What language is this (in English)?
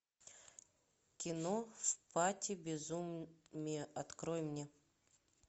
Russian